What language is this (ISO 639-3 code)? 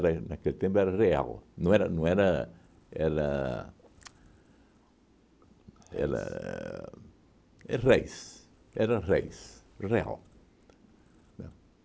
por